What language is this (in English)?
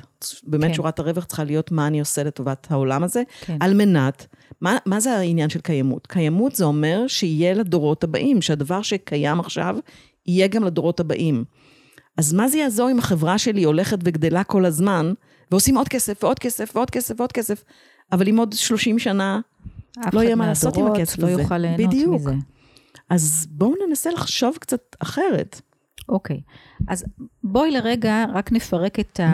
Hebrew